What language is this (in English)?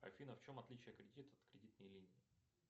Russian